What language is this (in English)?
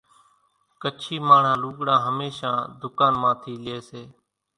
Kachi Koli